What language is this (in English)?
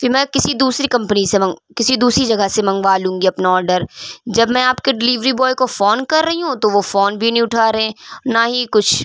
Urdu